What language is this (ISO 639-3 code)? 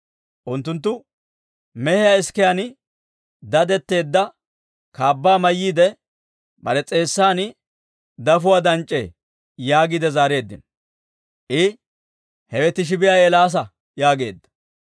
dwr